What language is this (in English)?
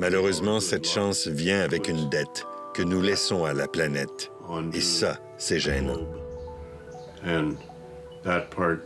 French